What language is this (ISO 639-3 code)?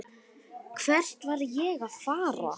isl